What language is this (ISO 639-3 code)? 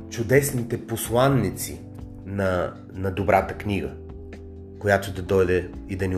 bul